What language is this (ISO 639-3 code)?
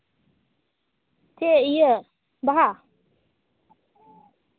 sat